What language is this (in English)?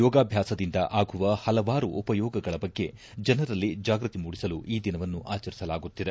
Kannada